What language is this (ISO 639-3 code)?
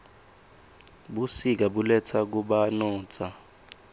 ssw